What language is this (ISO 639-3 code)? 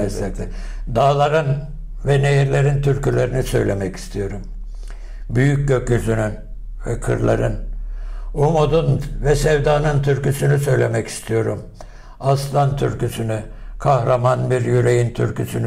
tur